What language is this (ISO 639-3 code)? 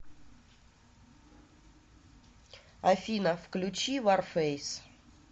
rus